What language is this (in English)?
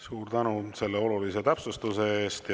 Estonian